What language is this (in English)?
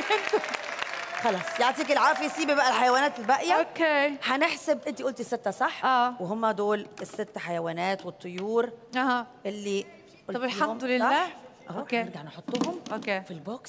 Arabic